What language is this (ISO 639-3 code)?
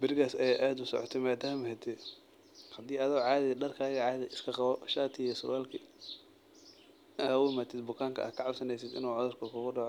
som